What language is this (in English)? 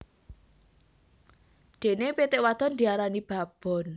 Javanese